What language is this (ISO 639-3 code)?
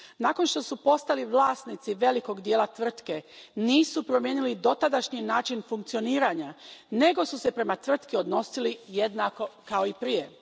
hrv